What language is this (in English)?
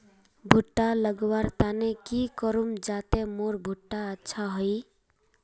Magahi